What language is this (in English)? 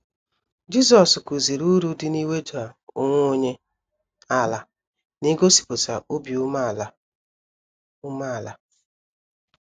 Igbo